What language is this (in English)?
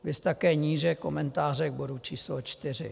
Czech